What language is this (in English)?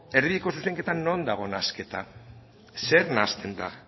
Basque